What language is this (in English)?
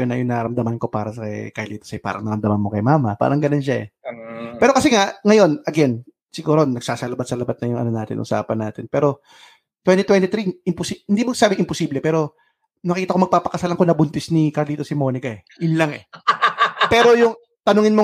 Filipino